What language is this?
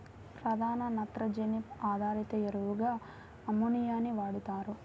Telugu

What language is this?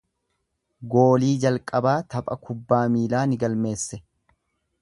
Oromo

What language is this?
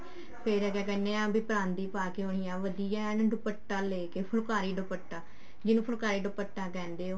Punjabi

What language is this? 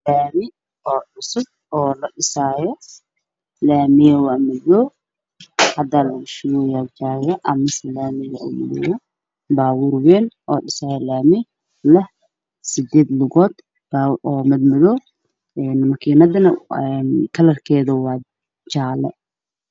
Somali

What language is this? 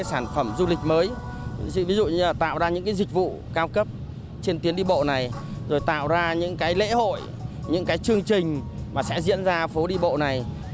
Vietnamese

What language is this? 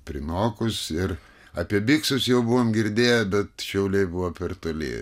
Lithuanian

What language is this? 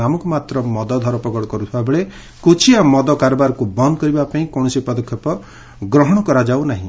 Odia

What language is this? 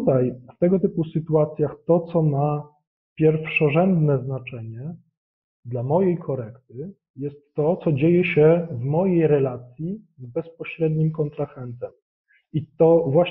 Polish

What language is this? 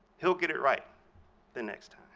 English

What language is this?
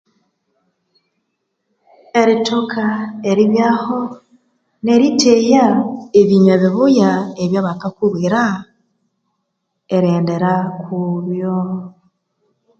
Konzo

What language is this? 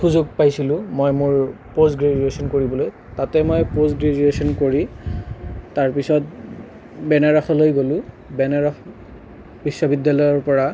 Assamese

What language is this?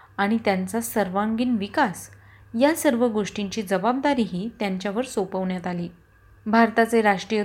Marathi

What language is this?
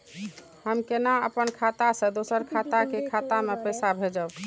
Maithili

